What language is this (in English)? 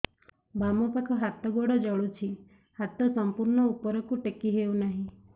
Odia